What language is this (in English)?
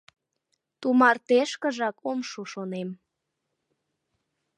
Mari